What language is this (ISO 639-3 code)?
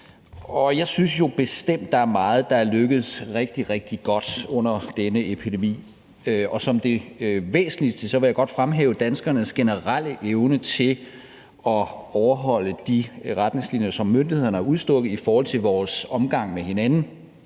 dan